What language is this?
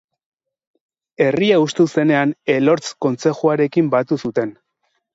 Basque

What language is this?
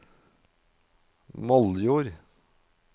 Norwegian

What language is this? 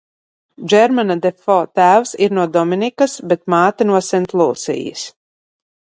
Latvian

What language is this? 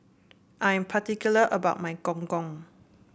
English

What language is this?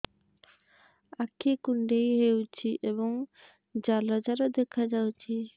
Odia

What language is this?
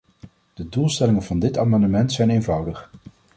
Dutch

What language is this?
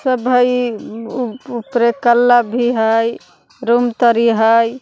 Magahi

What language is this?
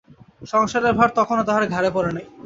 Bangla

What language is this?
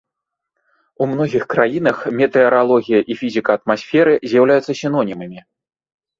Belarusian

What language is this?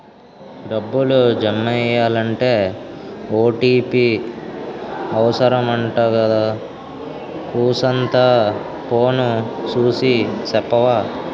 Telugu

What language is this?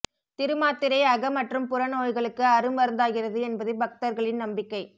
Tamil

